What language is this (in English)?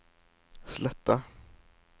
Norwegian